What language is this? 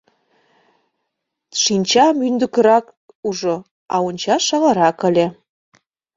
Mari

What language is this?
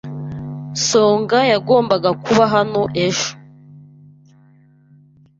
Kinyarwanda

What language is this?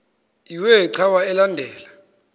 Xhosa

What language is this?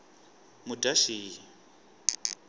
Tsonga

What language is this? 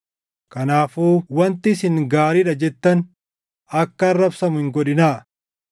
Oromo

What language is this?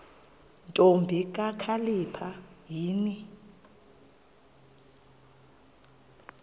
Xhosa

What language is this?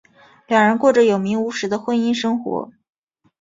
Chinese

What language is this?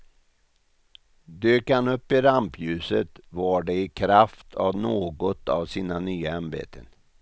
Swedish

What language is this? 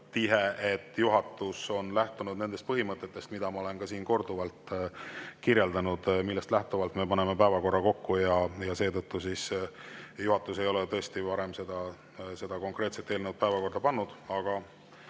Estonian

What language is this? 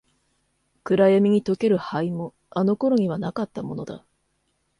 Japanese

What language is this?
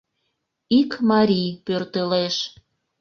Mari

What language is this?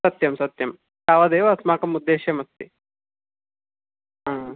Sanskrit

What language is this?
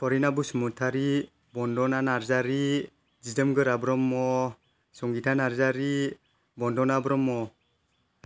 Bodo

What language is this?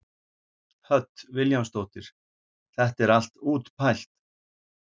Icelandic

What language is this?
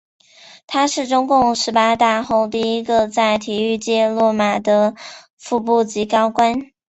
Chinese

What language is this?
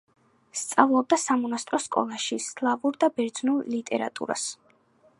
Georgian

